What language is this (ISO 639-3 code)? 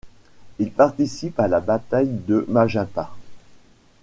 fra